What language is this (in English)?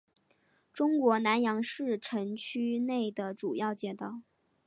Chinese